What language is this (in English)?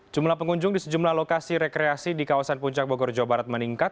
Indonesian